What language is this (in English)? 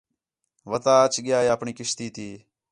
Khetrani